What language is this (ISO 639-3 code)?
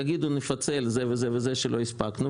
heb